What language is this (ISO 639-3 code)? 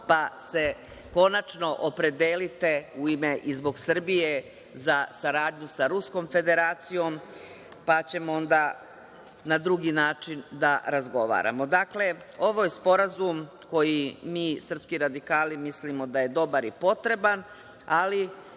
srp